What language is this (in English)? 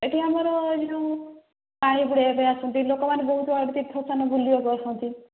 Odia